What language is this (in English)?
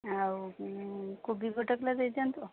Odia